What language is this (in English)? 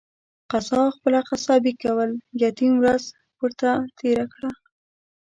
Pashto